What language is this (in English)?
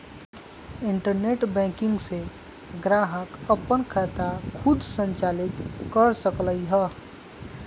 Magahi